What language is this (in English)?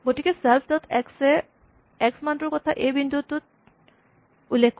Assamese